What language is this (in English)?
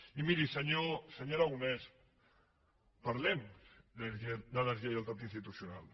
Catalan